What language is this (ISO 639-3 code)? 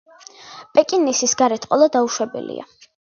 kat